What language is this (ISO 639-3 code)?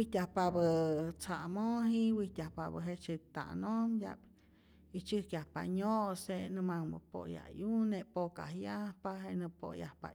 zor